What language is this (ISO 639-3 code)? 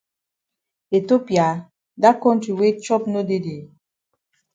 wes